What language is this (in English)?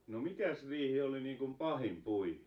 Finnish